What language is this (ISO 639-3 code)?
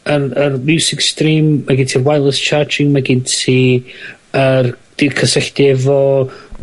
cym